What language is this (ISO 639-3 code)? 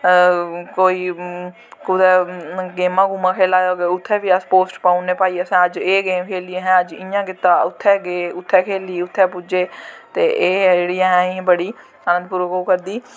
doi